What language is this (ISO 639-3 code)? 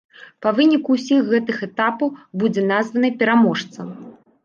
bel